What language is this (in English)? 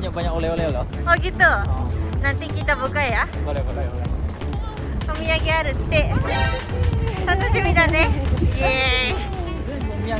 Indonesian